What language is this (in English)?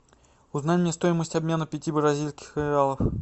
Russian